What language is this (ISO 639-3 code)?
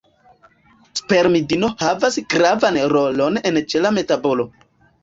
epo